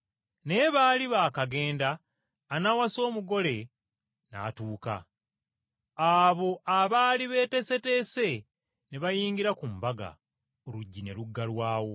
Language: Ganda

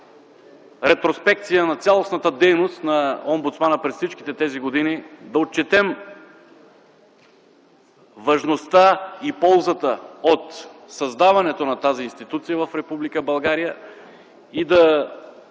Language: Bulgarian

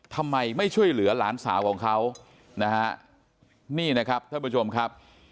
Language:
Thai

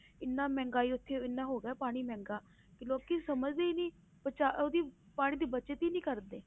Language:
Punjabi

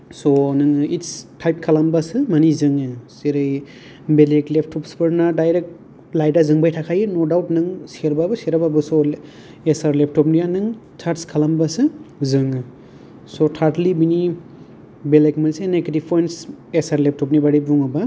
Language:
Bodo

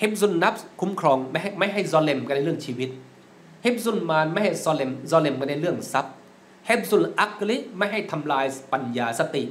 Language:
Thai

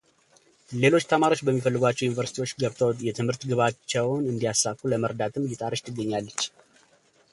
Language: Amharic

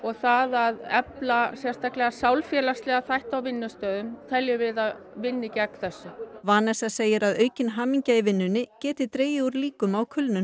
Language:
Icelandic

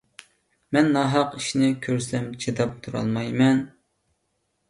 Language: Uyghur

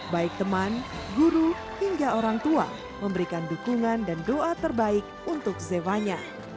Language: Indonesian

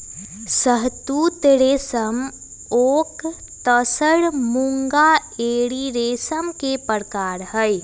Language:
Magahi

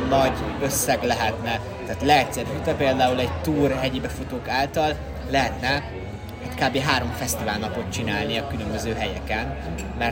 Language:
Hungarian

